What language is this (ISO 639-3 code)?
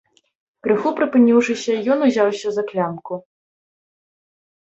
bel